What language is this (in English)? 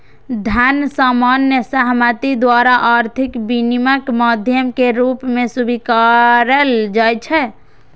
Maithili